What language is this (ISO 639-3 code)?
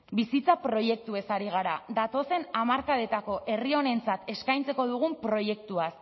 eus